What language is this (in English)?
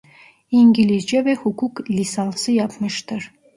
Turkish